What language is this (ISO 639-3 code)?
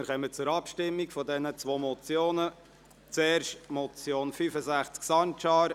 gsw